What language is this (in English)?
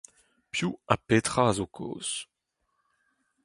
Breton